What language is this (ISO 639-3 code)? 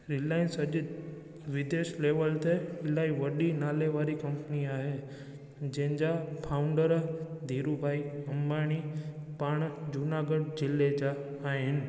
snd